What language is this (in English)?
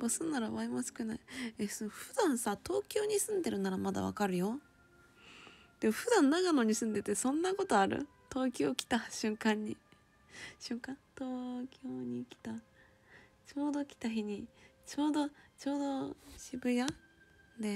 Japanese